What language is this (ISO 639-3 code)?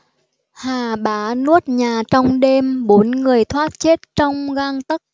vie